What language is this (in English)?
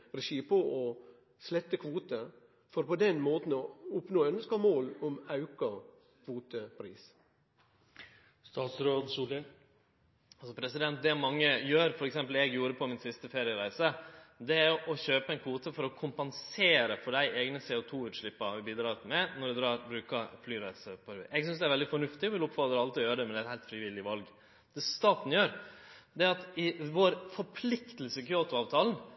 Norwegian Nynorsk